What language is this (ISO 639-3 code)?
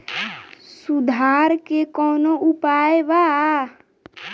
bho